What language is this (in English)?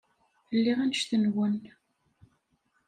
Kabyle